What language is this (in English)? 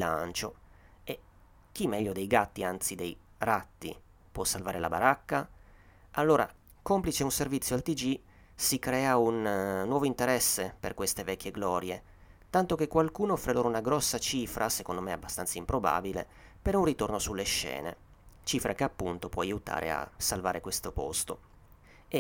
Italian